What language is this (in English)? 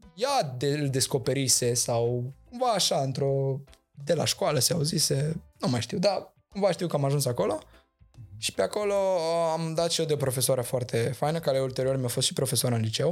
Romanian